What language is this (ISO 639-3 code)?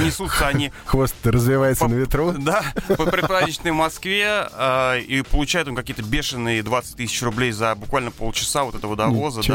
rus